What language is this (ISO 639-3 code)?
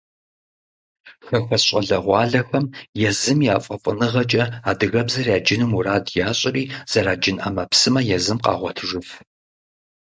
kbd